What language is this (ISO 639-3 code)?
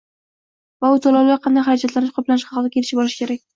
uzb